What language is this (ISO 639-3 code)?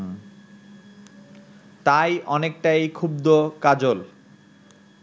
ben